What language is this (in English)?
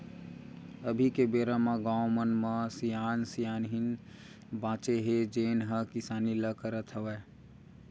Chhattisgarhi